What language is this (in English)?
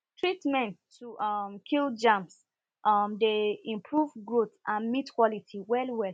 Nigerian Pidgin